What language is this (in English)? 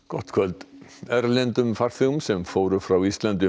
Icelandic